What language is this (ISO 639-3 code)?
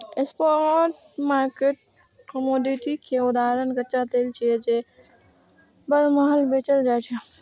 mai